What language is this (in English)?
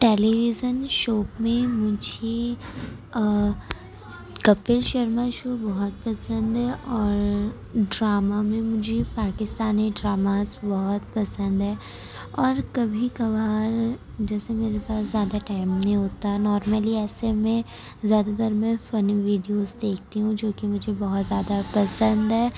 Urdu